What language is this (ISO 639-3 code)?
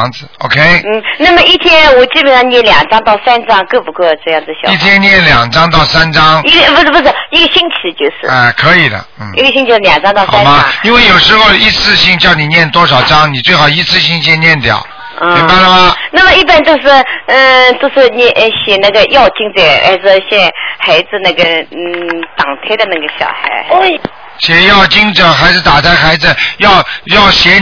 zho